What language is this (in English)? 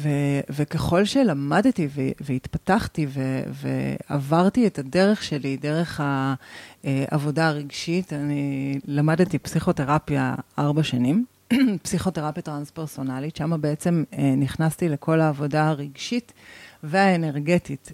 Hebrew